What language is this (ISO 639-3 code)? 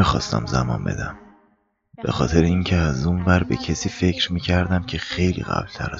fas